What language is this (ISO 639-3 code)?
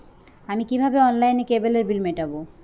ben